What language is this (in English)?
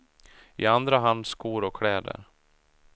Swedish